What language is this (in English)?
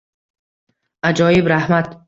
Uzbek